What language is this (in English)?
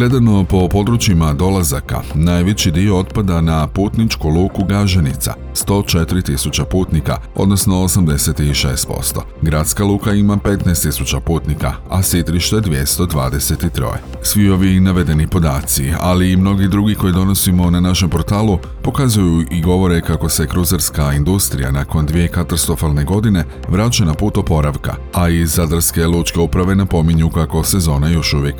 Croatian